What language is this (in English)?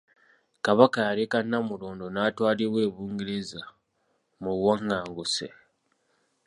Ganda